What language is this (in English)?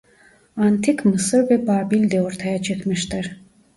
Turkish